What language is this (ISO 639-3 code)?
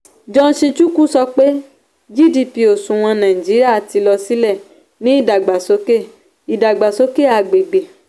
yor